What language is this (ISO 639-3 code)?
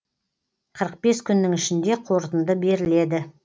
kaz